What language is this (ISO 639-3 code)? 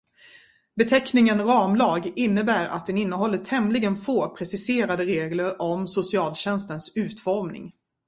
swe